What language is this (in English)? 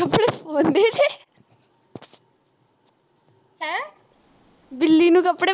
Punjabi